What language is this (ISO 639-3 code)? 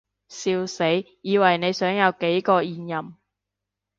yue